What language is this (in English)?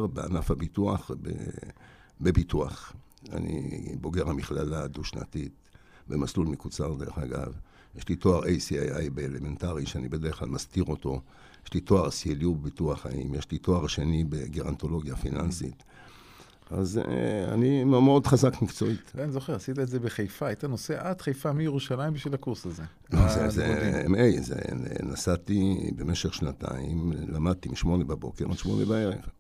Hebrew